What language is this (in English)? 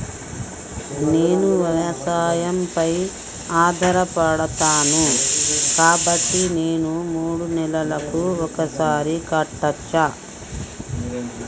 Telugu